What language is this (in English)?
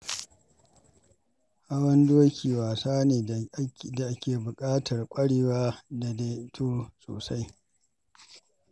Hausa